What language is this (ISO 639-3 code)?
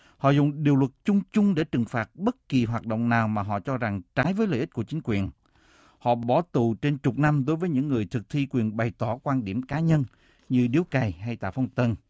vie